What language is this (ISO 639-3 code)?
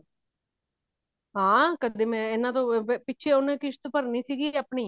pan